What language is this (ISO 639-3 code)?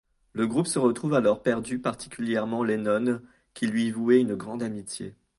fra